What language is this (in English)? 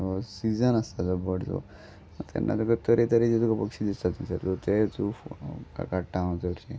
Konkani